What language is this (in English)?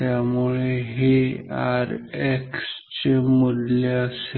Marathi